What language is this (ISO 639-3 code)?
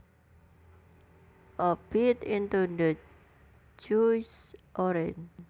jav